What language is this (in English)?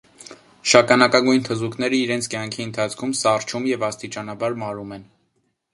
Armenian